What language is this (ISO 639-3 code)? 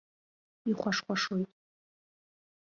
abk